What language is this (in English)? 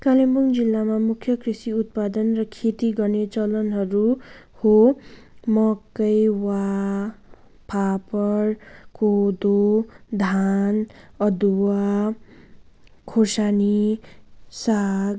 Nepali